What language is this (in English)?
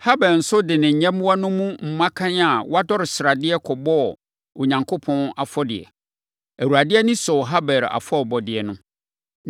Akan